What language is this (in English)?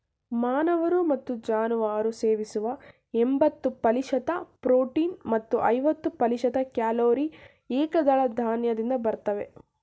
Kannada